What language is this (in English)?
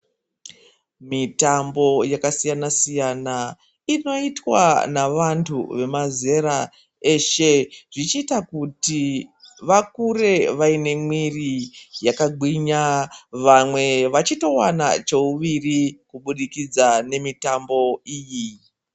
Ndau